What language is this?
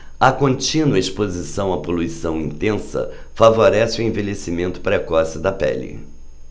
Portuguese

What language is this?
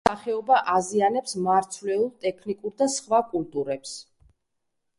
Georgian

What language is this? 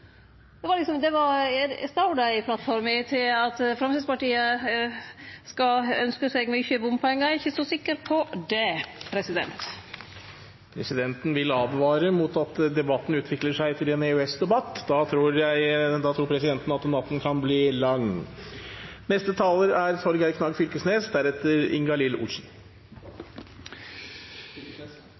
Norwegian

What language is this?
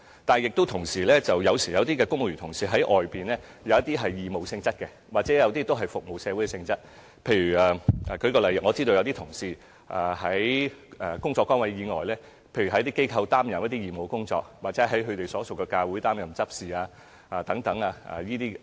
Cantonese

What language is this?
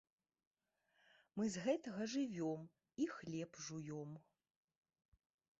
Belarusian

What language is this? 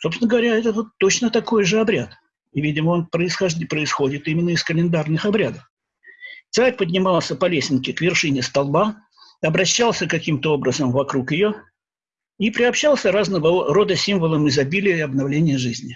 Russian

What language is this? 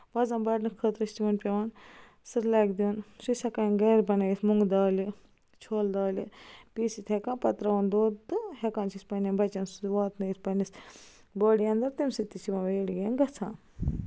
Kashmiri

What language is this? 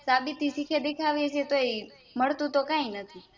Gujarati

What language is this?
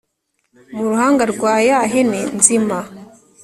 Kinyarwanda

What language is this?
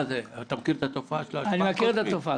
Hebrew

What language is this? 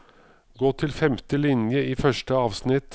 Norwegian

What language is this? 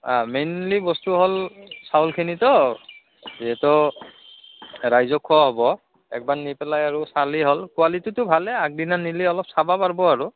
Assamese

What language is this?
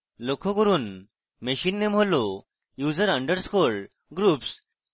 Bangla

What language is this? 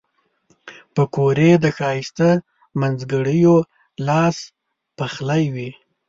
Pashto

